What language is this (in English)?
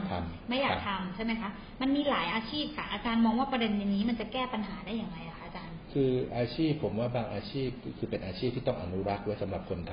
Thai